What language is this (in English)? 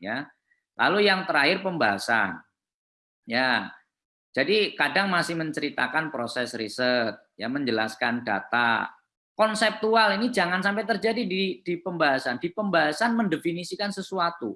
Indonesian